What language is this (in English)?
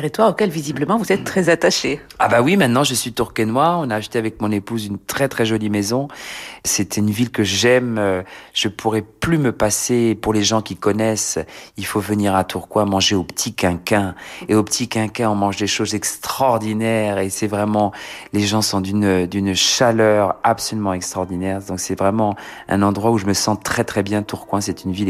French